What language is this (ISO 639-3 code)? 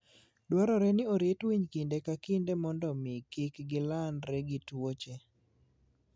luo